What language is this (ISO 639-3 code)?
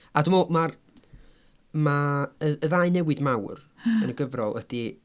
cym